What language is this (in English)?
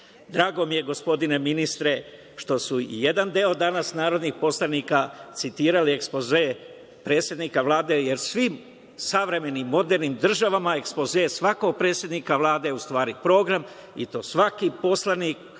Serbian